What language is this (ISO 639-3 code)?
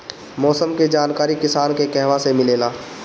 bho